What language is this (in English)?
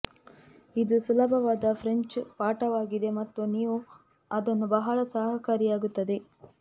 Kannada